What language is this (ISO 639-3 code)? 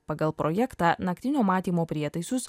lit